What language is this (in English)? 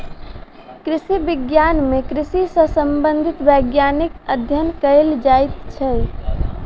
Maithili